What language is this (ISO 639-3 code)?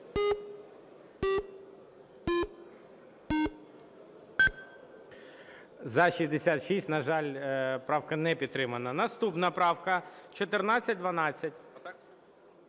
ukr